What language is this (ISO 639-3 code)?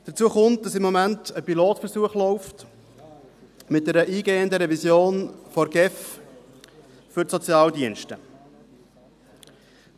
gsw